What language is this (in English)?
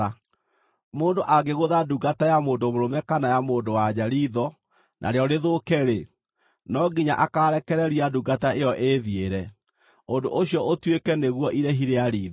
Kikuyu